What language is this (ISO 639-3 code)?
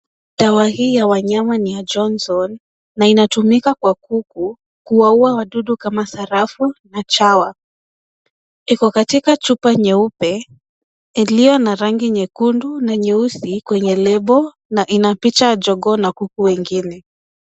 swa